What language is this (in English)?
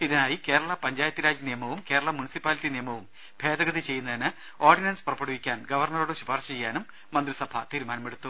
Malayalam